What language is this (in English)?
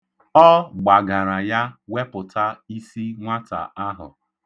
Igbo